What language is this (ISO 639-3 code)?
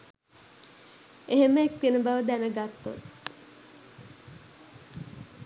sin